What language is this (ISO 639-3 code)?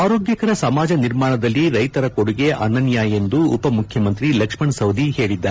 kan